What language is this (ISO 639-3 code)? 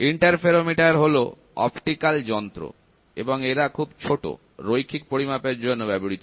ben